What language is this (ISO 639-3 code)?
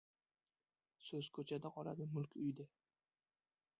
uzb